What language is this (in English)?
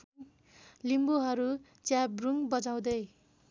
Nepali